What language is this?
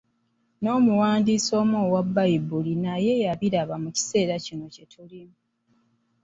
Ganda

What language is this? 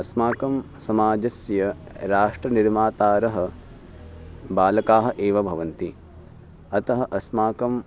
Sanskrit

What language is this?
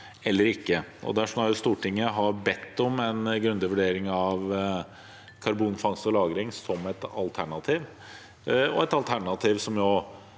Norwegian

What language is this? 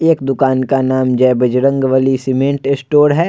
Hindi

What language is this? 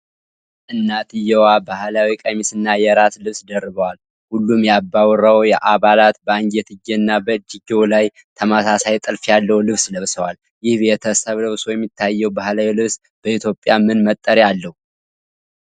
Amharic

